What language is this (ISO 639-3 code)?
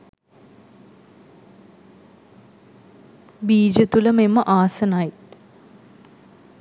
sin